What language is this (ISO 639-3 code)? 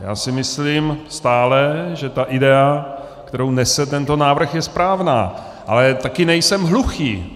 ces